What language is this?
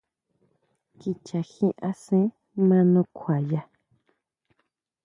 Huautla Mazatec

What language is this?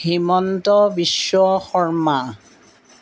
Assamese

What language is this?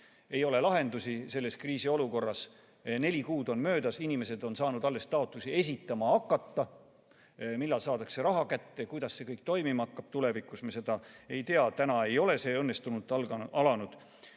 Estonian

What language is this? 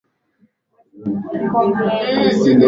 Swahili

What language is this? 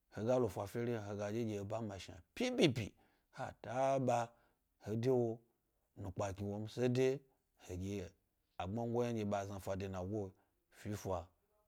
Gbari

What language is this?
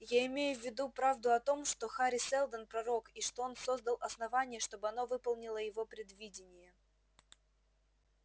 Russian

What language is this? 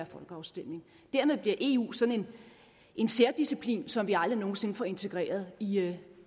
Danish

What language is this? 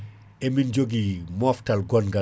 Fula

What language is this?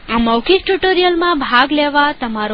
Gujarati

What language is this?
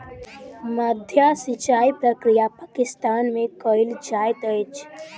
Maithili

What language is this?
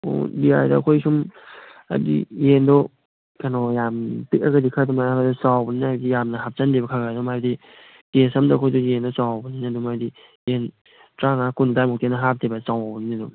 Manipuri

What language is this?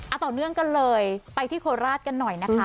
Thai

